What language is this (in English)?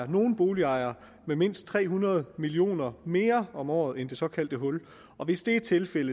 Danish